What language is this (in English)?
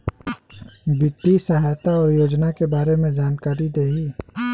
Bhojpuri